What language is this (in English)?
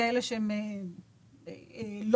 Hebrew